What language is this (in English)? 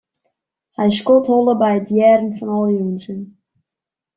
Western Frisian